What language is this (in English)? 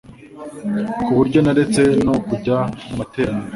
Kinyarwanda